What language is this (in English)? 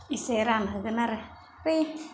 Bodo